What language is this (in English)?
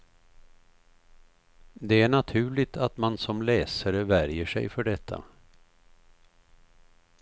Swedish